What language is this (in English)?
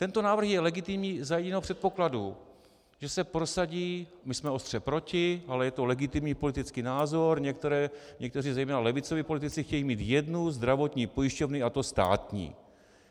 Czech